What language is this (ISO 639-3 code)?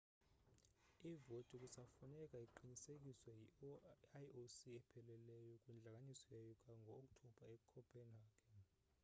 xho